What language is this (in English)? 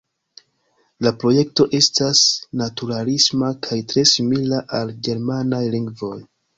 Esperanto